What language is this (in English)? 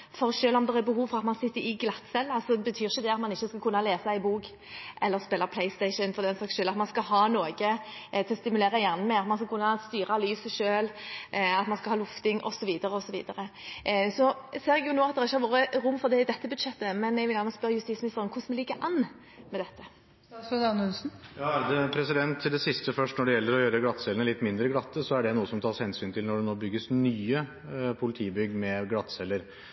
Norwegian Bokmål